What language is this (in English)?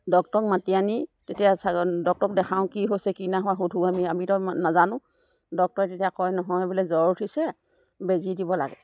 Assamese